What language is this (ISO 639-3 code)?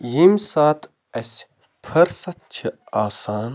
kas